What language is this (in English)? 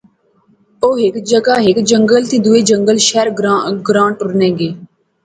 Pahari-Potwari